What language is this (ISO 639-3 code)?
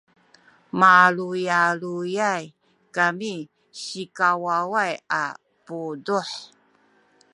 szy